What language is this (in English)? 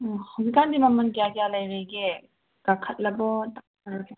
Manipuri